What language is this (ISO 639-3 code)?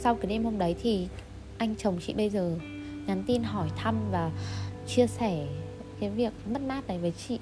vie